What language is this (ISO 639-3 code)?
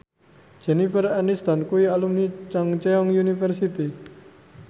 jav